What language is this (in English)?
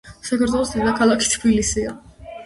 Georgian